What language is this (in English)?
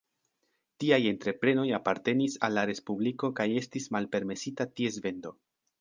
Esperanto